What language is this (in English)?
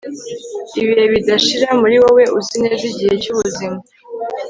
Kinyarwanda